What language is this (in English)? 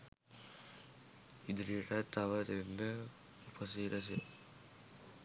Sinhala